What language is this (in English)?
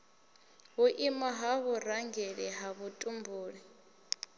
Venda